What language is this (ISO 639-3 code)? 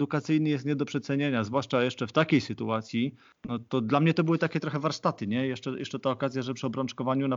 pol